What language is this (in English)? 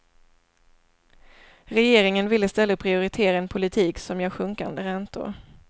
Swedish